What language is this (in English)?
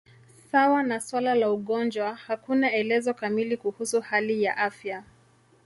Swahili